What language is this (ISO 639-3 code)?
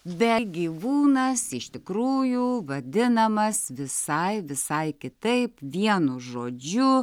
lit